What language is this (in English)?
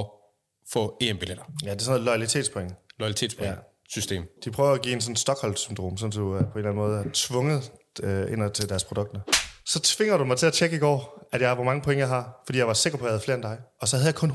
Danish